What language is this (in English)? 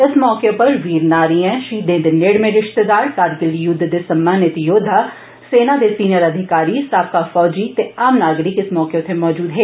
Dogri